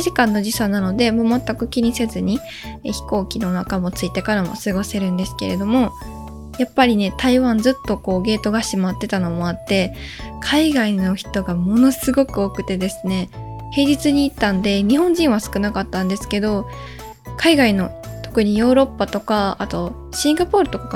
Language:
Japanese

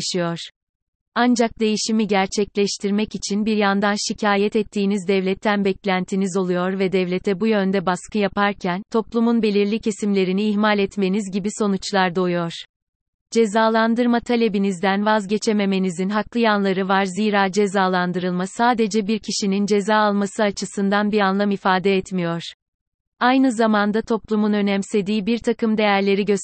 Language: Turkish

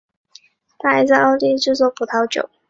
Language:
Chinese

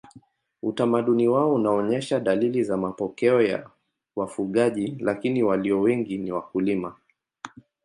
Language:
Swahili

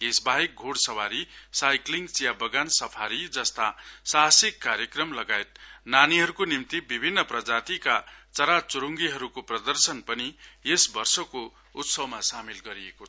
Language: Nepali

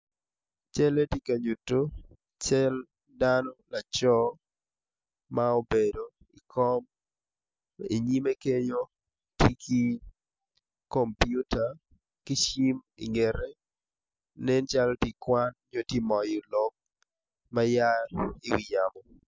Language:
Acoli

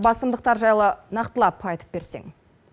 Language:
Kazakh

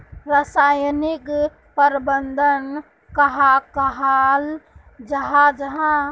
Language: Magahi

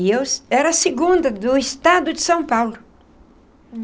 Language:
Portuguese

